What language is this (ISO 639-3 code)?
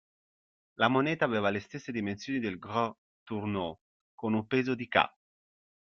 ita